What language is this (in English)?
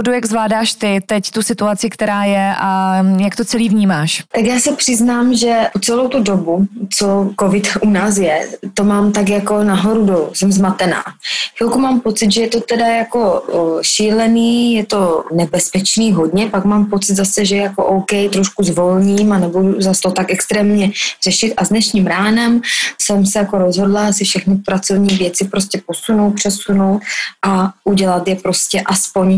Czech